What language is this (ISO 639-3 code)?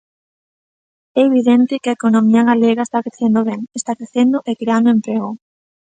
glg